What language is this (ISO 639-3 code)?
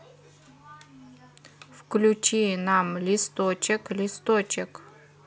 rus